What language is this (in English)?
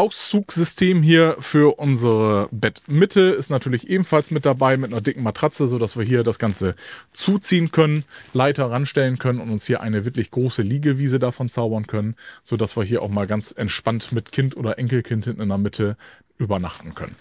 German